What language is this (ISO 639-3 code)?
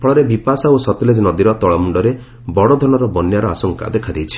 ori